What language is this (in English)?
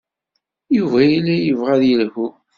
Kabyle